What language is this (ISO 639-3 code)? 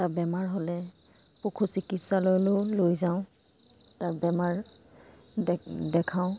asm